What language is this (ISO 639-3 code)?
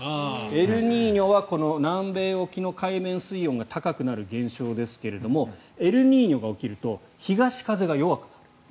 jpn